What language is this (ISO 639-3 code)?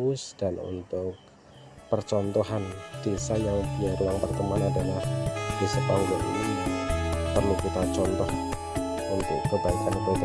ind